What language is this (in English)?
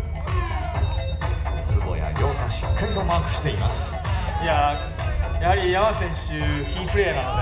Japanese